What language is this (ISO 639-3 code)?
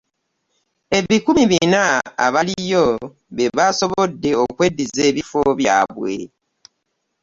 lug